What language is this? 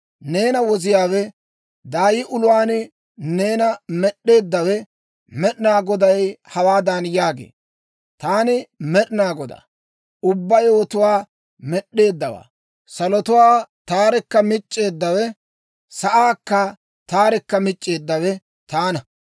Dawro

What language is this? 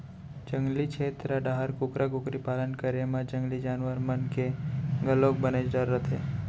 Chhattisgarhi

